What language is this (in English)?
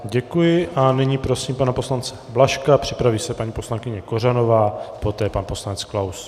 Czech